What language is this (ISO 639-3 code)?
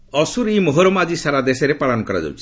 ori